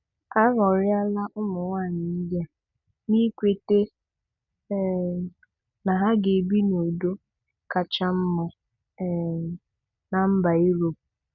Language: Igbo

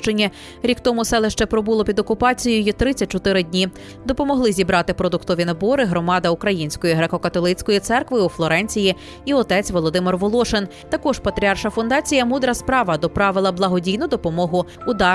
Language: Ukrainian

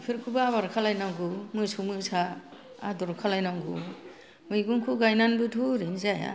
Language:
Bodo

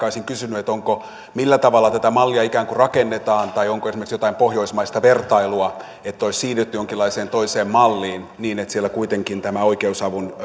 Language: Finnish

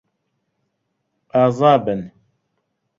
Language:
Central Kurdish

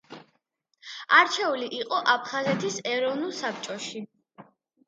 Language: Georgian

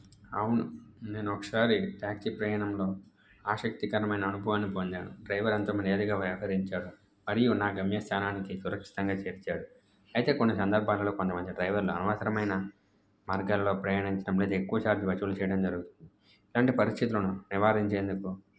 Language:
Telugu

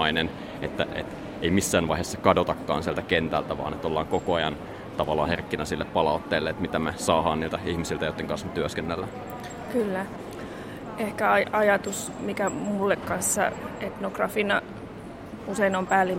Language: Finnish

